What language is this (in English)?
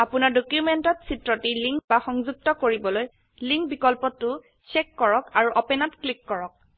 Assamese